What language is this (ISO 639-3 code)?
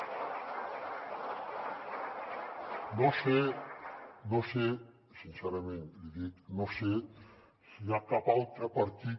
cat